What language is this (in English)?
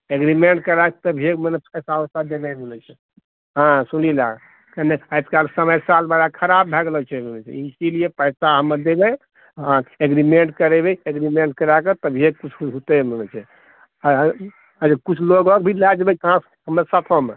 Maithili